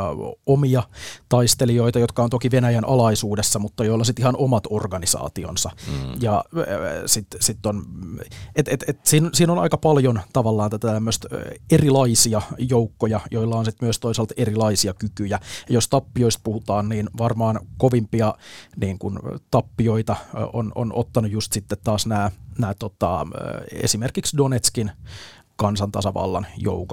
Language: Finnish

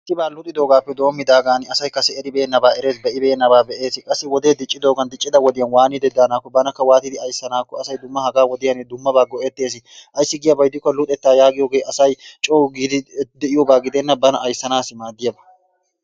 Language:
Wolaytta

